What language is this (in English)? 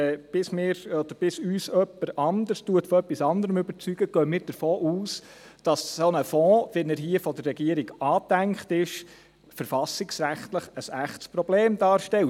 Swiss German